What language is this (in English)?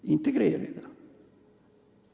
Estonian